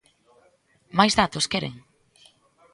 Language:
Galician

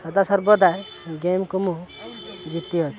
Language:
Odia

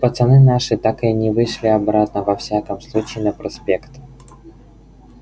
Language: Russian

